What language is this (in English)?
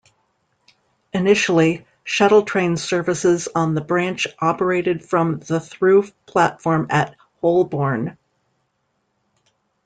English